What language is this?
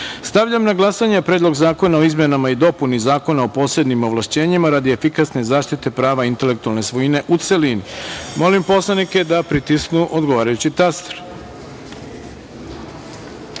Serbian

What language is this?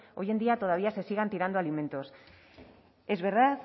Spanish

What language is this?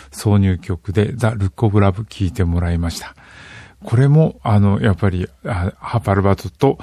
Japanese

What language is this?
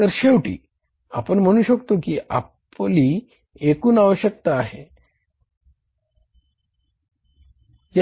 Marathi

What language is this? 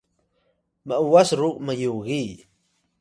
Atayal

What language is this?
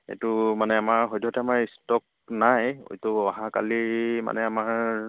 Assamese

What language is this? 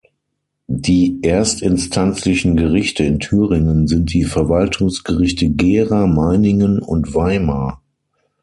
German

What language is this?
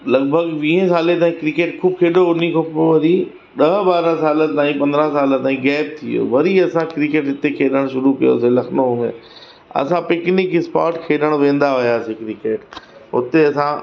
Sindhi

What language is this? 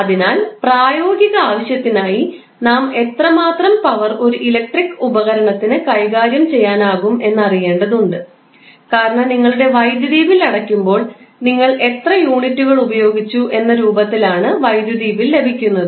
Malayalam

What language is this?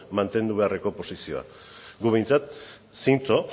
Basque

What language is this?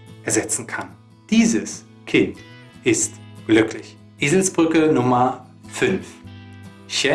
German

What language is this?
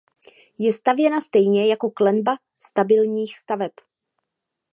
Czech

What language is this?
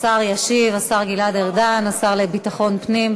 Hebrew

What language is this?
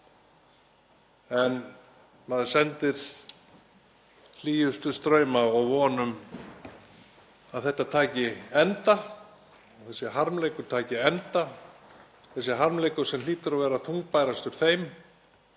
Icelandic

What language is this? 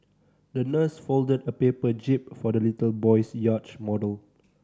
English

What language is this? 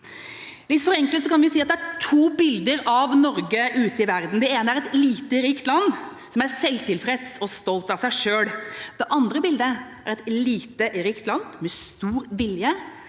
Norwegian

